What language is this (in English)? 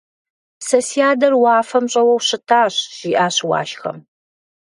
Kabardian